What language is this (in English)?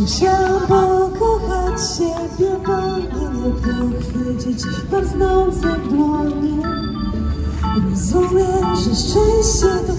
Polish